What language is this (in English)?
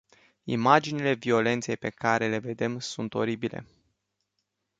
Romanian